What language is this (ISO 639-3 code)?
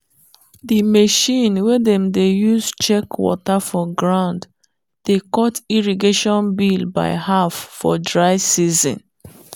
pcm